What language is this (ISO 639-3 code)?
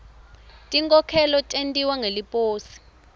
ssw